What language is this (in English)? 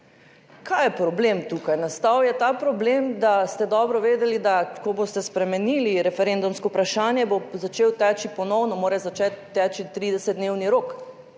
Slovenian